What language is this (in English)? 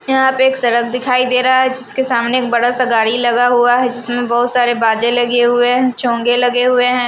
Hindi